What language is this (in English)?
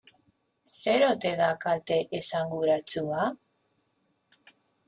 Basque